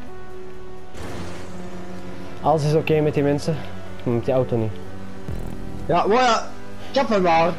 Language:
Dutch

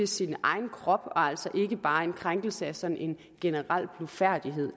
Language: Danish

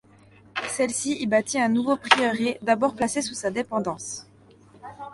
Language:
French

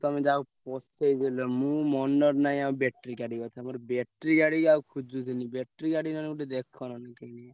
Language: Odia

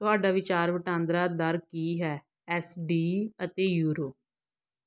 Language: Punjabi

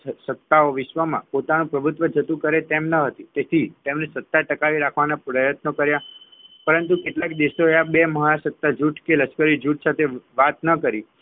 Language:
Gujarati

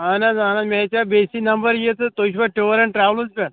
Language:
Kashmiri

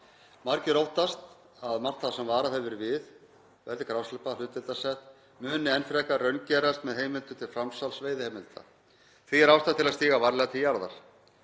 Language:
Icelandic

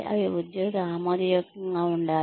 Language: Telugu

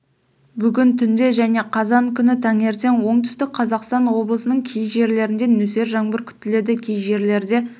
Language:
Kazakh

